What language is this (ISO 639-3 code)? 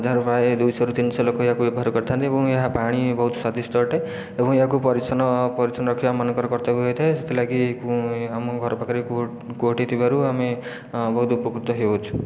ori